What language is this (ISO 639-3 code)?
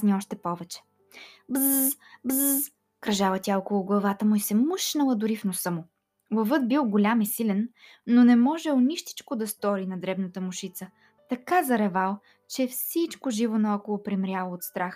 bul